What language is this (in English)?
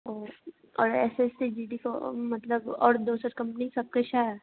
Maithili